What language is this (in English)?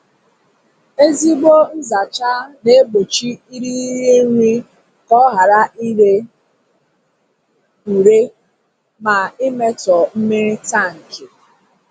Igbo